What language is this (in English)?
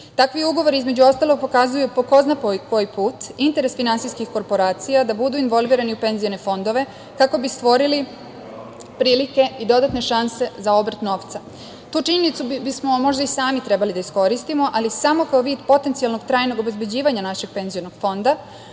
Serbian